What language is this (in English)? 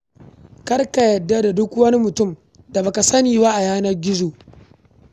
Hausa